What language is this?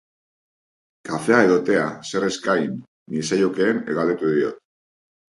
Basque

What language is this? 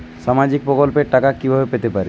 Bangla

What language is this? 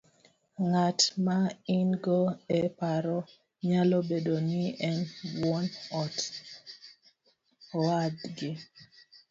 Luo (Kenya and Tanzania)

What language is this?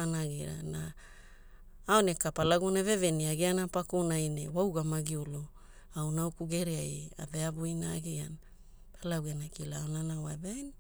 Hula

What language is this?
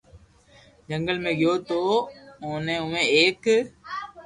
Loarki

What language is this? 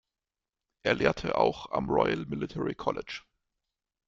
German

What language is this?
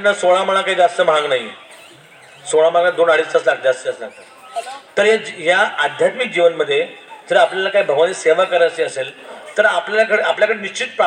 Marathi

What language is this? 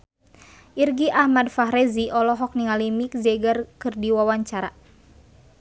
Sundanese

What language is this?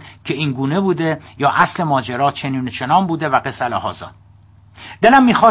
Persian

